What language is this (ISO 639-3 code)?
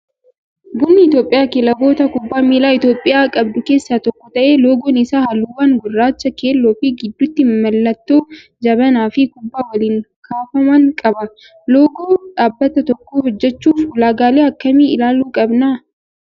orm